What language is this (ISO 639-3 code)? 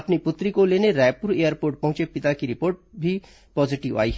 hin